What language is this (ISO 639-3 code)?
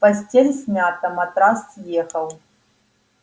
rus